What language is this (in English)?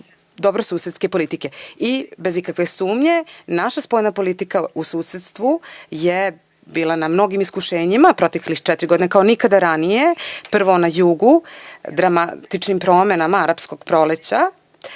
Serbian